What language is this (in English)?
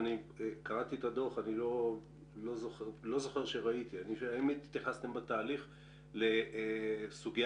Hebrew